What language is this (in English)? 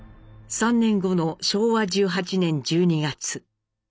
Japanese